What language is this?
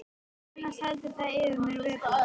Icelandic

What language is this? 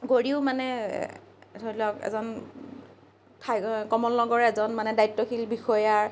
Assamese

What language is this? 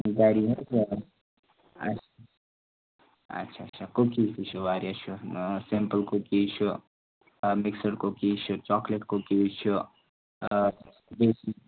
Kashmiri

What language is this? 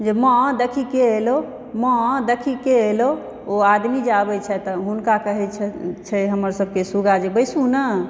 Maithili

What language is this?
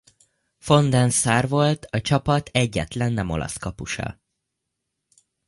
Hungarian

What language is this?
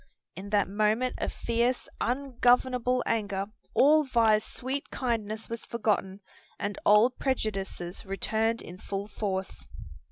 English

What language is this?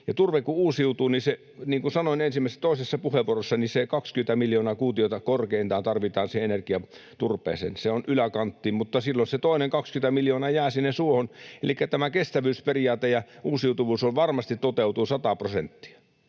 Finnish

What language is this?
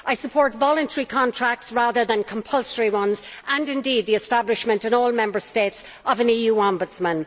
English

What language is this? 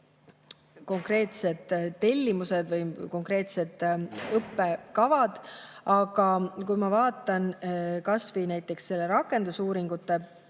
Estonian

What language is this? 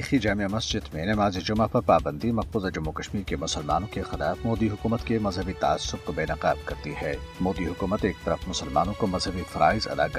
Urdu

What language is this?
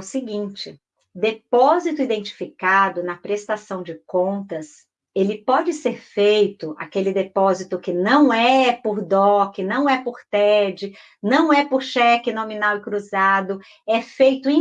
Portuguese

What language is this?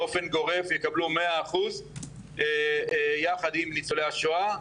Hebrew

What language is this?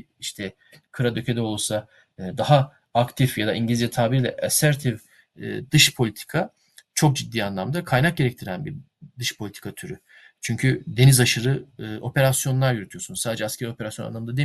Turkish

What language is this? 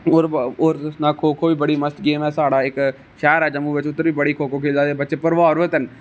Dogri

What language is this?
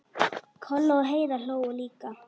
Icelandic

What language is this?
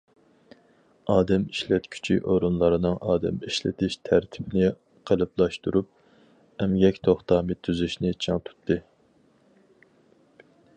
Uyghur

